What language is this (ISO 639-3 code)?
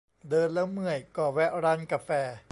tha